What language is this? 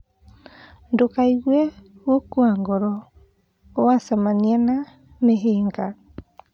Kikuyu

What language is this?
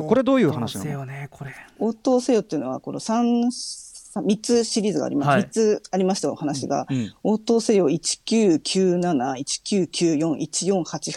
Japanese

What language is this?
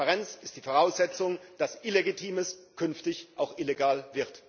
German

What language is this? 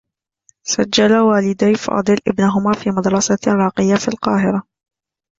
Arabic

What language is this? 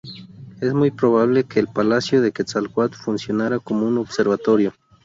Spanish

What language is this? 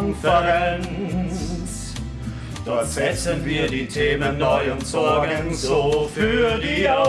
German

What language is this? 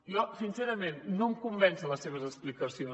Catalan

